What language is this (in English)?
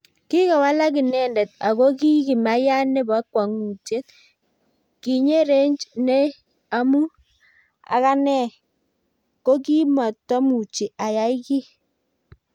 Kalenjin